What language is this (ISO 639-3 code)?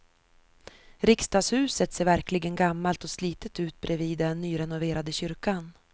swe